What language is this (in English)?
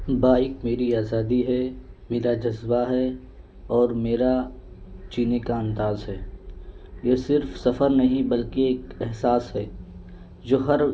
Urdu